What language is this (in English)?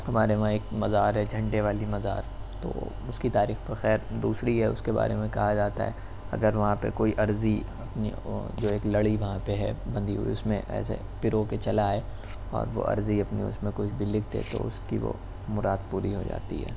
Urdu